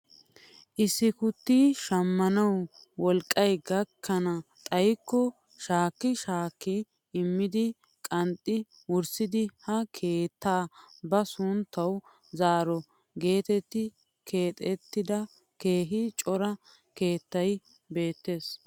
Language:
Wolaytta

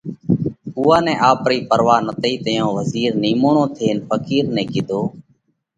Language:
Parkari Koli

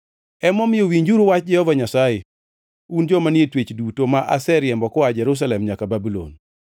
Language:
Luo (Kenya and Tanzania)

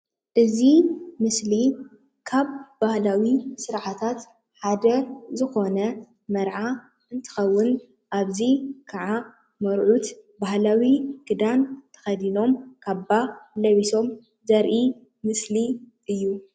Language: Tigrinya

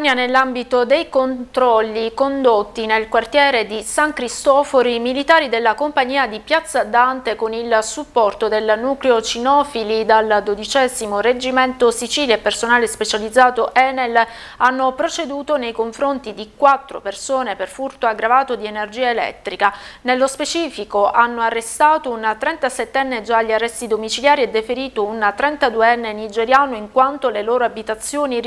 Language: Italian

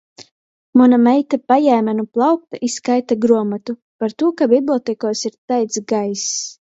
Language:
Latgalian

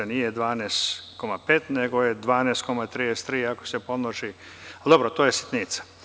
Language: Serbian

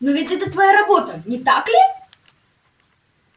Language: Russian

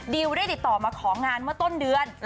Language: Thai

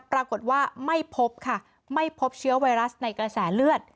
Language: Thai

